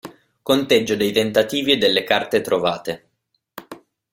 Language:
Italian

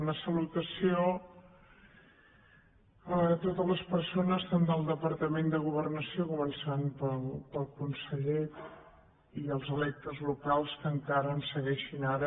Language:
Catalan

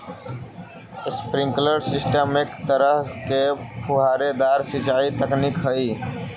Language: Magahi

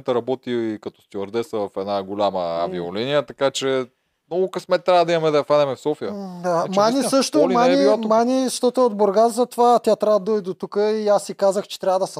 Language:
Bulgarian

